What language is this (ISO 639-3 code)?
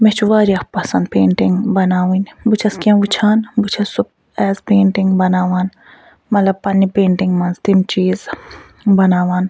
kas